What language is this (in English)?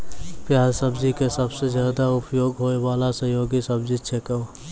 Maithili